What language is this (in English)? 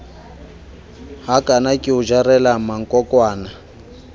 Southern Sotho